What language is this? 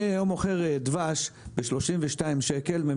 Hebrew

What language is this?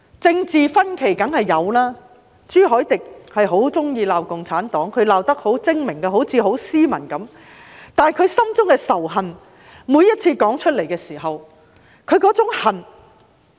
Cantonese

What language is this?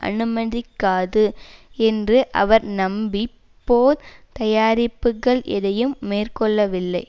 Tamil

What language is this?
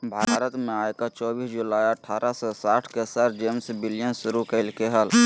Magahi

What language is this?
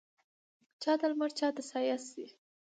Pashto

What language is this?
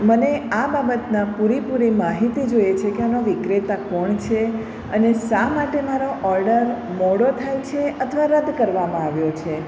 Gujarati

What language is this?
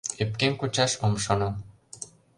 Mari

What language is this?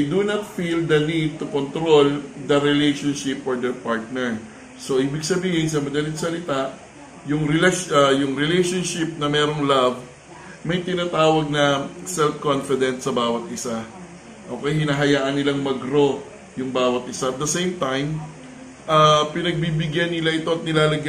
Filipino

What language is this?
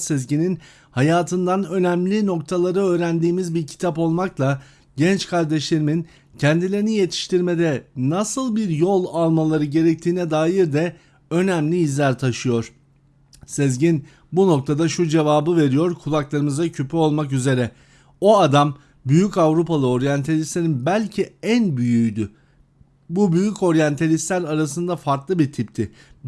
Turkish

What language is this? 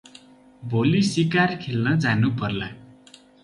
Nepali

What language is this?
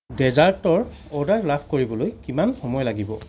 Assamese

